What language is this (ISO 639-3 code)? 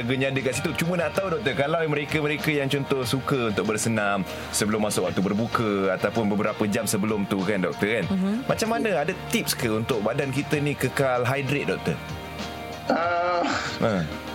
msa